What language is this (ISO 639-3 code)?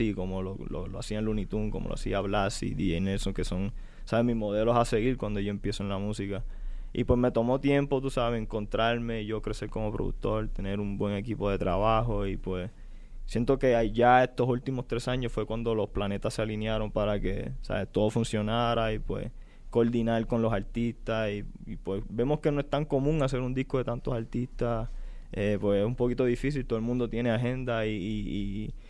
spa